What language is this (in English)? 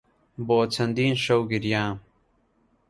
Central Kurdish